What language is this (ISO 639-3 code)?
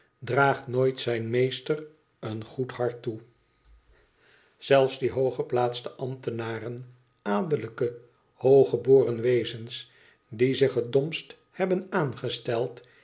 nld